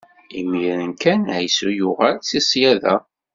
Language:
Kabyle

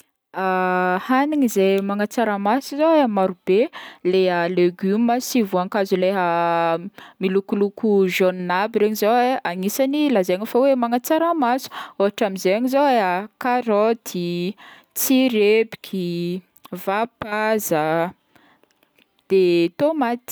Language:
Northern Betsimisaraka Malagasy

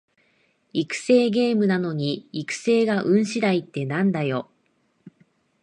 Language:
Japanese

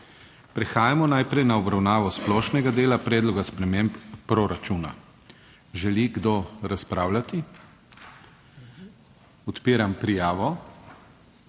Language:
Slovenian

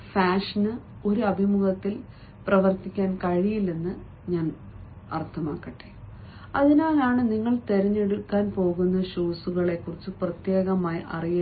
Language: Malayalam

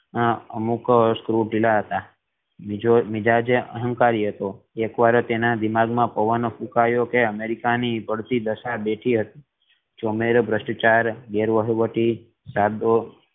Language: Gujarati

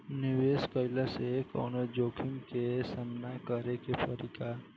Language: Bhojpuri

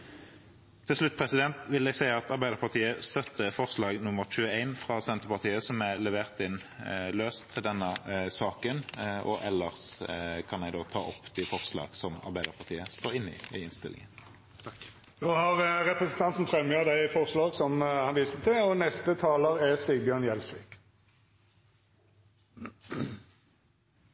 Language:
Norwegian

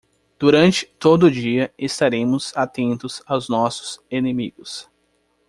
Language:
Portuguese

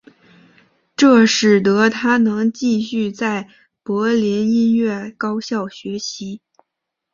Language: Chinese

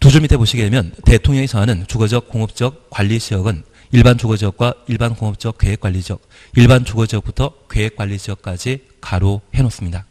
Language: Korean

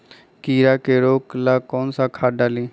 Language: Magahi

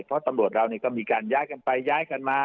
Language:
Thai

